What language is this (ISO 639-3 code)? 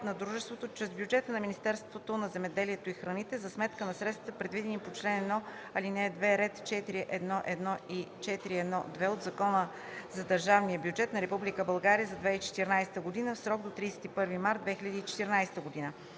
bul